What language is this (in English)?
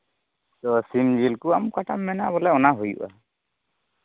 Santali